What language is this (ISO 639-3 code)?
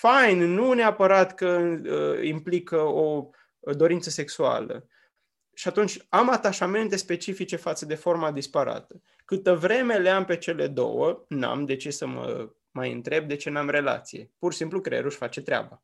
ron